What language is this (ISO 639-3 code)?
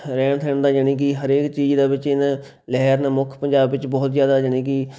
pan